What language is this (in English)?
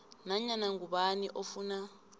South Ndebele